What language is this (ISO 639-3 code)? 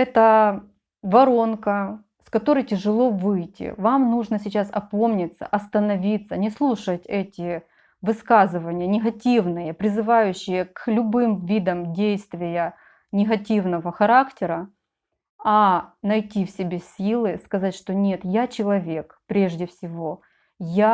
rus